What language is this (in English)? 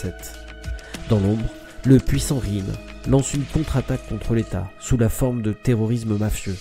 French